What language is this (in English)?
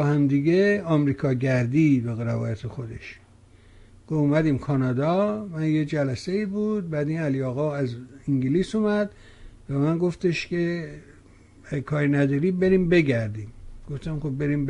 Persian